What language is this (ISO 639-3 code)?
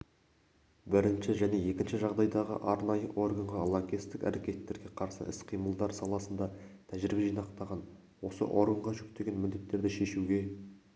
kaz